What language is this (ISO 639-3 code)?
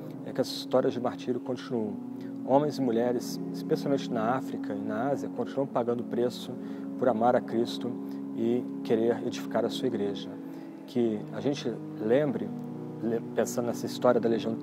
por